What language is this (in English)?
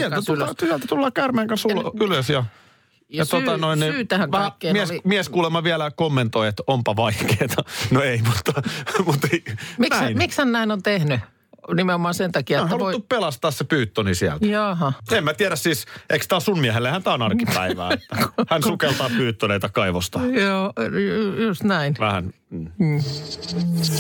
Finnish